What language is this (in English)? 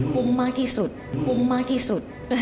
Thai